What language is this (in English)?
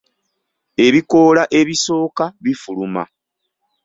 Ganda